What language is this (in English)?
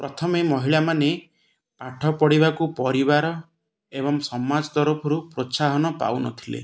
Odia